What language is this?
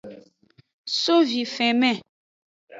Aja (Benin)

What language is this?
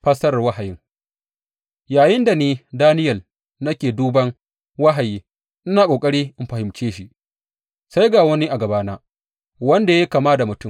Hausa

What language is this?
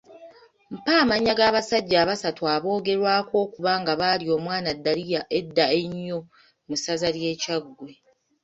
Ganda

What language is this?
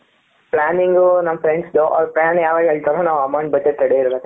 Kannada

